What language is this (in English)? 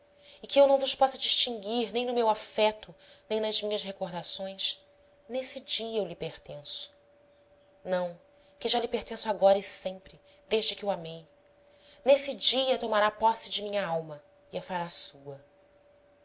Portuguese